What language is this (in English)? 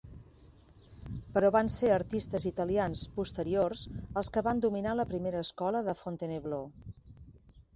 Catalan